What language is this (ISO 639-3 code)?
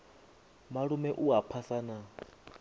ven